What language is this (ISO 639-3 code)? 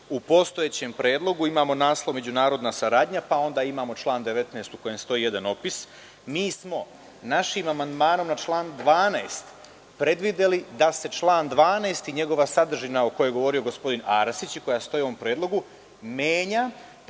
srp